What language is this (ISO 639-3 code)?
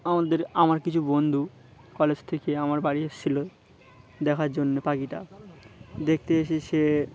ben